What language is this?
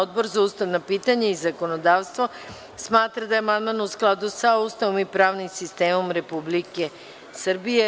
Serbian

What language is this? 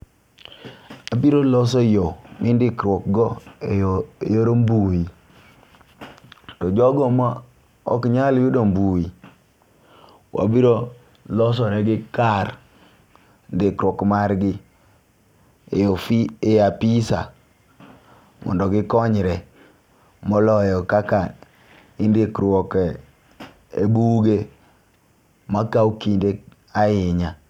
Luo (Kenya and Tanzania)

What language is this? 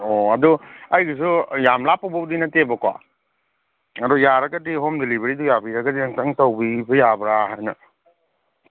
Manipuri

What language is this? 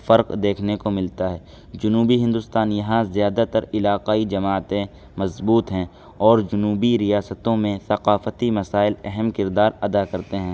Urdu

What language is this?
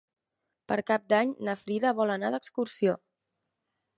Catalan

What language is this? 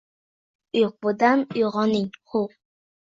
Uzbek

